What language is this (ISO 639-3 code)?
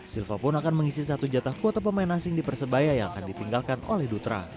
ind